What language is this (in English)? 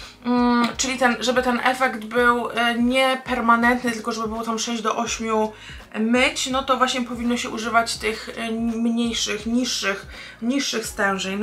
Polish